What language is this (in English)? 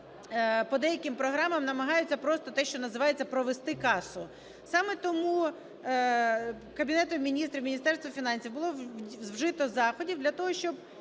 Ukrainian